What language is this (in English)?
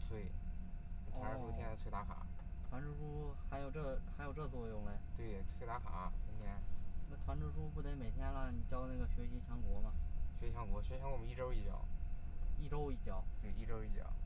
Chinese